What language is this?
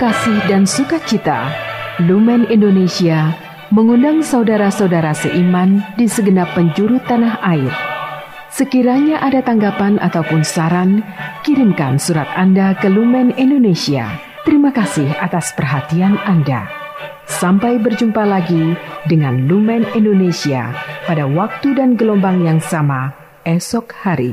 Indonesian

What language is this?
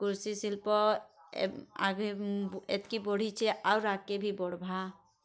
Odia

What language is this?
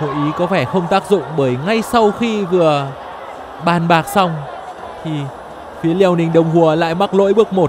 Vietnamese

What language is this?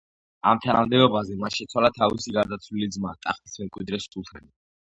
Georgian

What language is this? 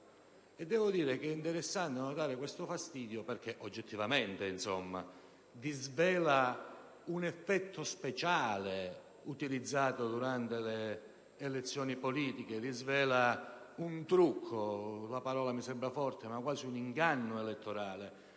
Italian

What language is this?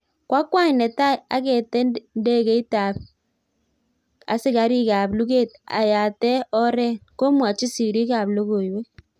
Kalenjin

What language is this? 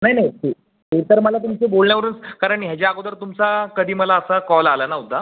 Marathi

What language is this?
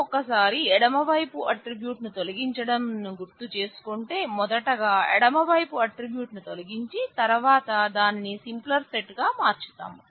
Telugu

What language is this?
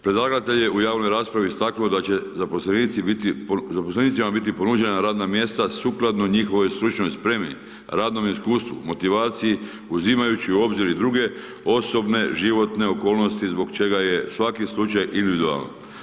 Croatian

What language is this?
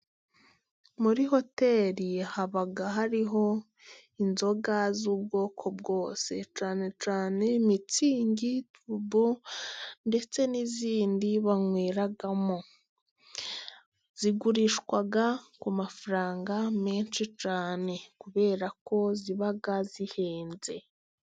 Kinyarwanda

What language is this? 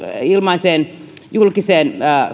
Finnish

